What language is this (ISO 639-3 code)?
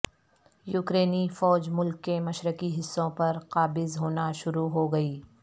urd